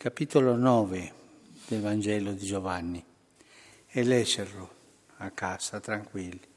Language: Italian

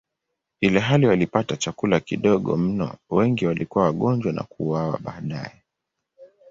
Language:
Swahili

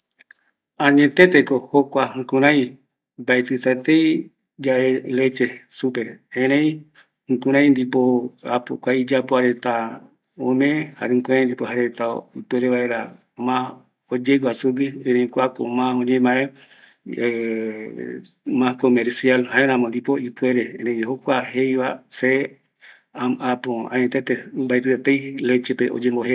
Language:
Eastern Bolivian Guaraní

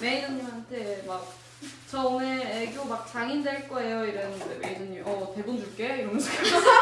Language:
Korean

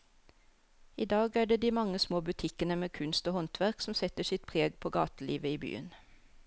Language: Norwegian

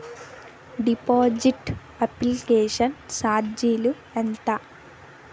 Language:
Telugu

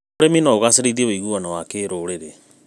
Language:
Kikuyu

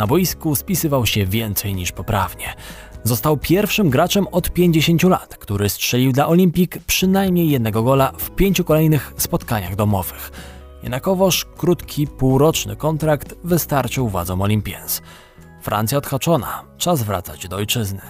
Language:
Polish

